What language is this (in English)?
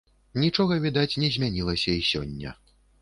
Belarusian